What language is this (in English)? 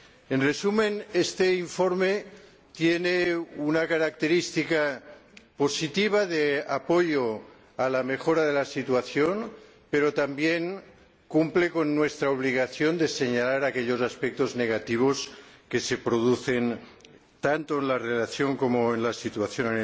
Spanish